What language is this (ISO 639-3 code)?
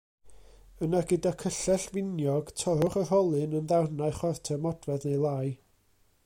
cym